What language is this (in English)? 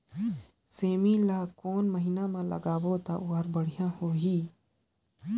Chhattisgarhi